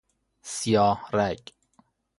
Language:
Persian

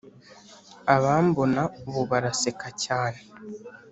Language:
Kinyarwanda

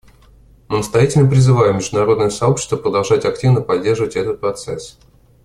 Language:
Russian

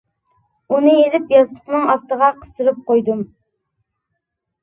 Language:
Uyghur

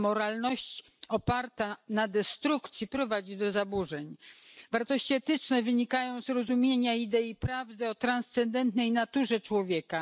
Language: Polish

